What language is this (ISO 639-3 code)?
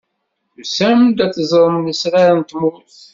kab